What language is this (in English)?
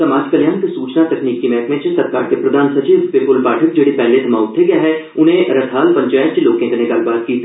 Dogri